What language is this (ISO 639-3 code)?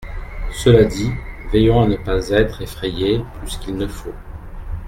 fra